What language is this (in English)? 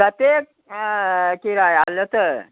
Maithili